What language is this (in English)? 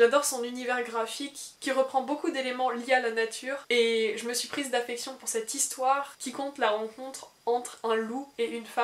French